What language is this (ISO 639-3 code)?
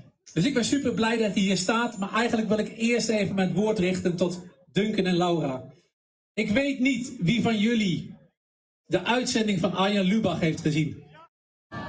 nld